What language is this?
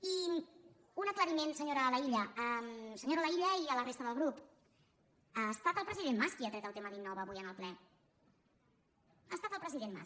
Catalan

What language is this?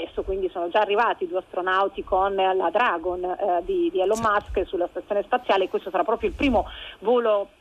Italian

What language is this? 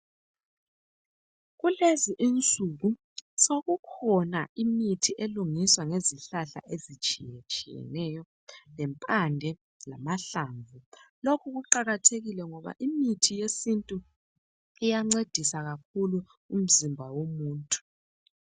North Ndebele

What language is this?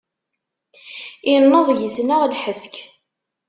Kabyle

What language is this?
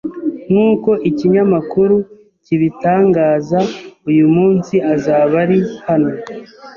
Kinyarwanda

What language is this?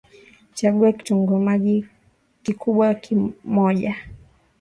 Swahili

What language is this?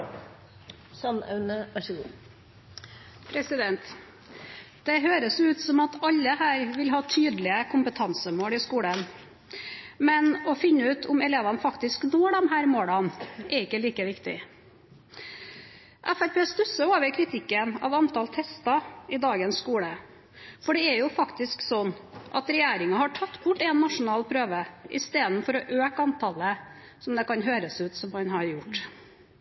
Norwegian Bokmål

